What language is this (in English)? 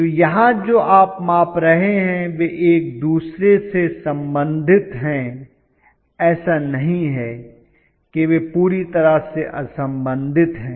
Hindi